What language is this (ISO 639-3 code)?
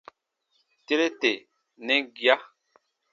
bba